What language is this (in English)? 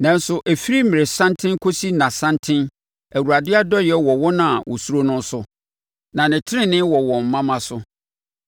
Akan